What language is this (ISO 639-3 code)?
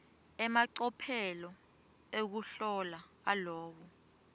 ssw